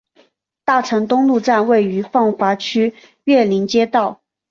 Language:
Chinese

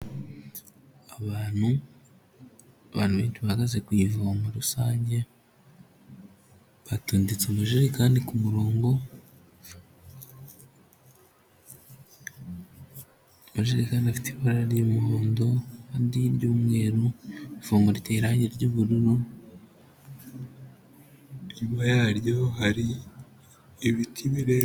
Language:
Kinyarwanda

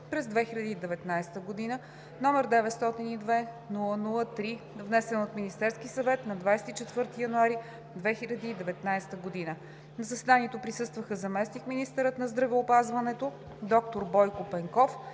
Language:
Bulgarian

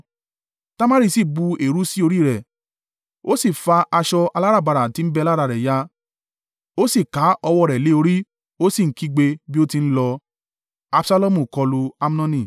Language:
Yoruba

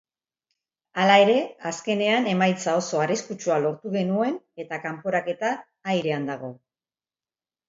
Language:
Basque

